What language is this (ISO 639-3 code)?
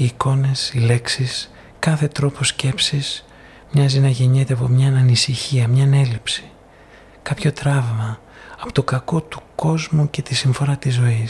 ell